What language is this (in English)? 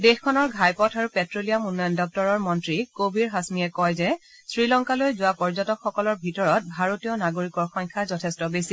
Assamese